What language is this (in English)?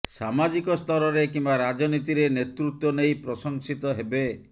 Odia